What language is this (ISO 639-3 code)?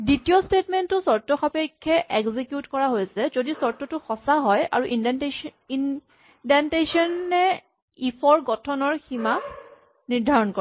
asm